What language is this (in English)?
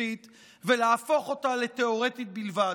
Hebrew